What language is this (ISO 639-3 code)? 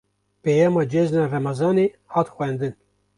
kur